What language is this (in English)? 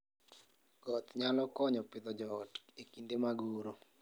Luo (Kenya and Tanzania)